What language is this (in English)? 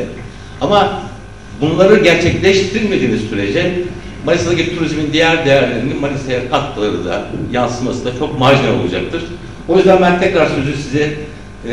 Turkish